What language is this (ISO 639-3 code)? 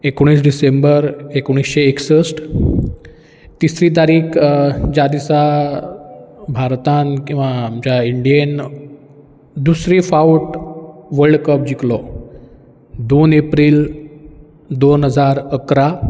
kok